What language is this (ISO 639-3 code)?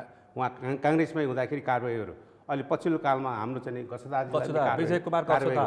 ind